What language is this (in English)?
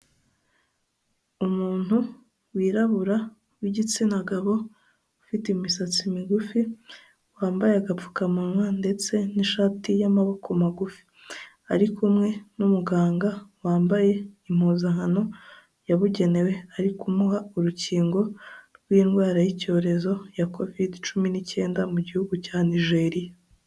Kinyarwanda